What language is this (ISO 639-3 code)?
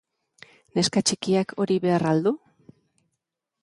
eus